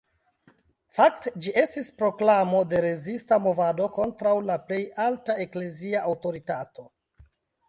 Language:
Esperanto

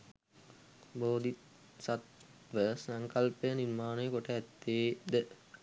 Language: Sinhala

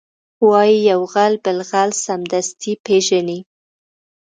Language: Pashto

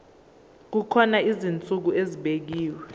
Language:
Zulu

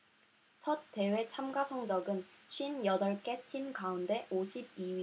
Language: Korean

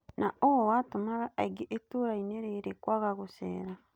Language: Kikuyu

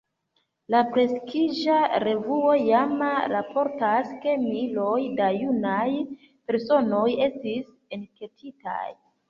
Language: Esperanto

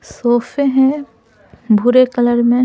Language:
Hindi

